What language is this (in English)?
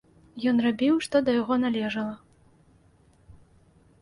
Belarusian